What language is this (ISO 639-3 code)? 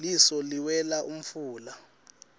ssw